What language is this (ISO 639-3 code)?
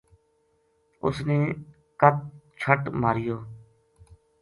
gju